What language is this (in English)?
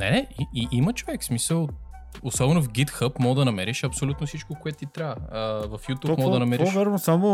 Bulgarian